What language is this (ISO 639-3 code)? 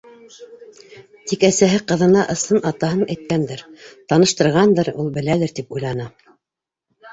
bak